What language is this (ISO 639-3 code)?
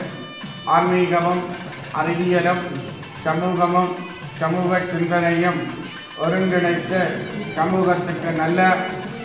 nld